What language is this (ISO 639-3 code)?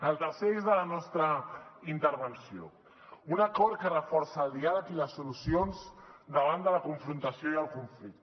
cat